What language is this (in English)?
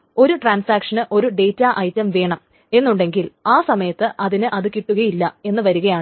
Malayalam